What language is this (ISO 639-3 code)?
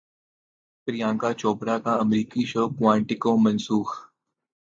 urd